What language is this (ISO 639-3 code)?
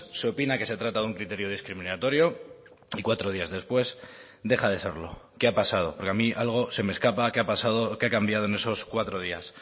spa